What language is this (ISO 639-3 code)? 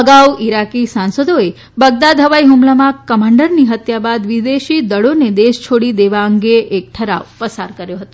guj